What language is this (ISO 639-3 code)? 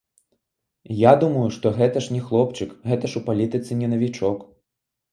bel